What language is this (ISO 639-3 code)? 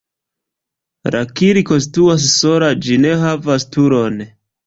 epo